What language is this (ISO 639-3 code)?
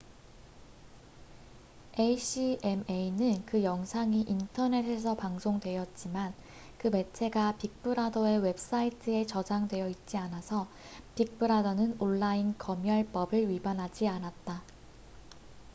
kor